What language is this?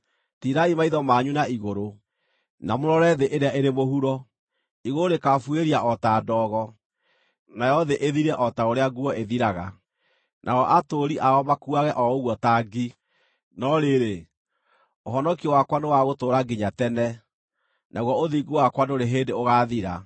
Kikuyu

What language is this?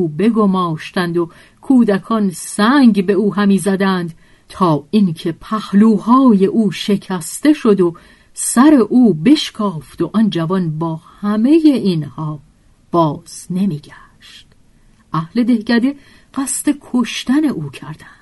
Persian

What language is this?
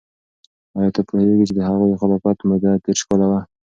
Pashto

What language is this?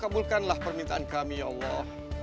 Indonesian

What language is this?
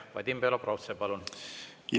Estonian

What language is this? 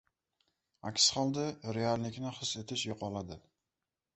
Uzbek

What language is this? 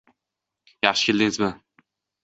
Uzbek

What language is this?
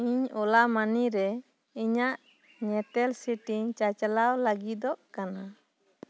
Santali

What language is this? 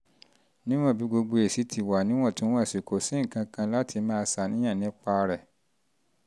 Yoruba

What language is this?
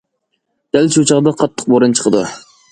Uyghur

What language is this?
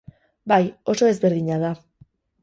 Basque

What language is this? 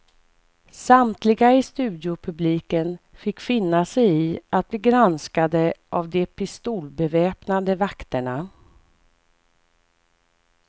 Swedish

